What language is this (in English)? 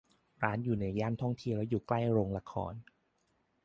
Thai